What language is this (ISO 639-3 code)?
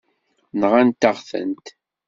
kab